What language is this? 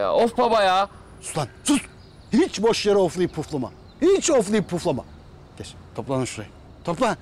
Turkish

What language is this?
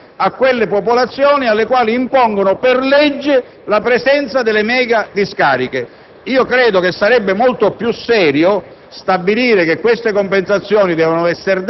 Italian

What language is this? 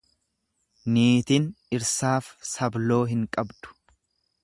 Oromo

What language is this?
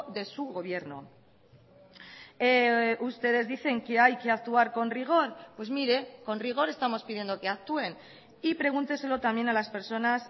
Spanish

